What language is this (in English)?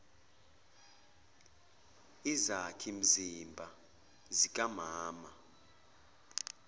Zulu